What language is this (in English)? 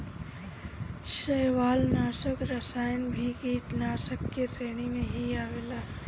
Bhojpuri